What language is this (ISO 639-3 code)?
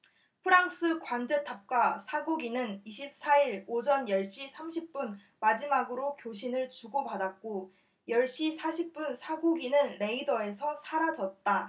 kor